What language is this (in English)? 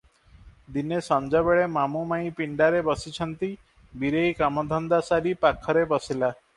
Odia